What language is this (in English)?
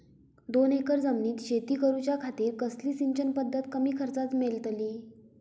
Marathi